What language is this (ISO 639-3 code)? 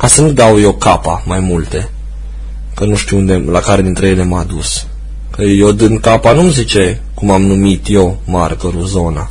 ron